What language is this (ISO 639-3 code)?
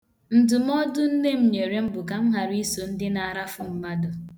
ibo